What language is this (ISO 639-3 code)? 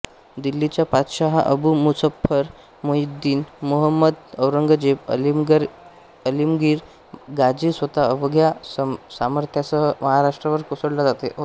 mar